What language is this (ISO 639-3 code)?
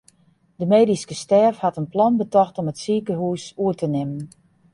fry